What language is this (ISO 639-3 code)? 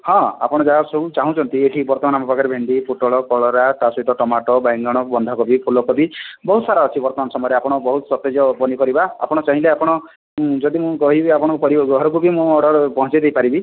ori